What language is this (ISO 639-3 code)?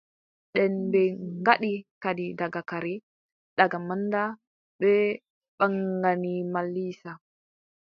fub